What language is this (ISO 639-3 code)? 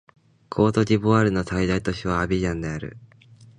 jpn